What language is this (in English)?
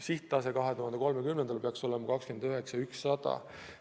Estonian